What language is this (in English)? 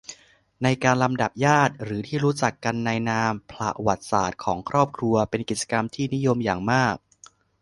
Thai